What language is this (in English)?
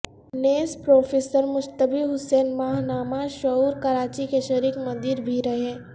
Urdu